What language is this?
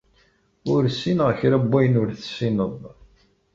Kabyle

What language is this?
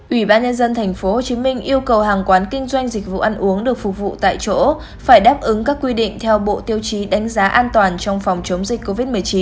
Vietnamese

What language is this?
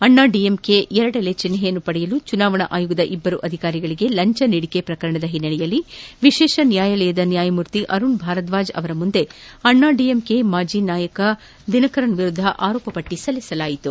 Kannada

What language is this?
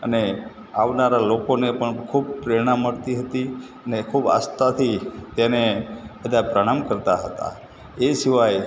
Gujarati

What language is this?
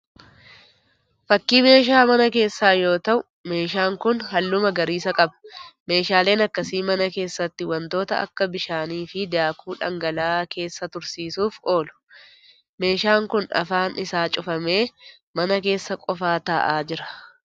Oromo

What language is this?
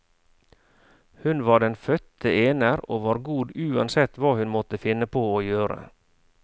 Norwegian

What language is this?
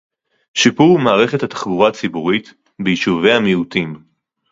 Hebrew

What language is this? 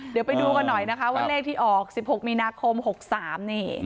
Thai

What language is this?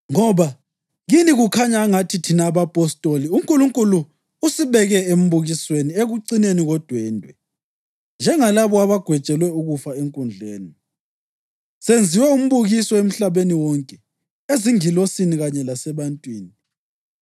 North Ndebele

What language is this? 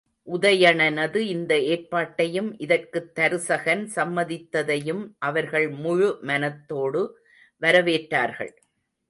Tamil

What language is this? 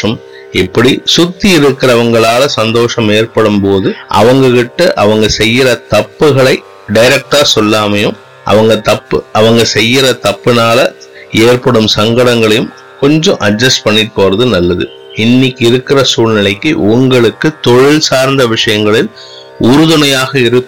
Tamil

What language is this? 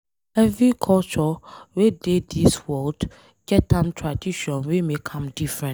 Nigerian Pidgin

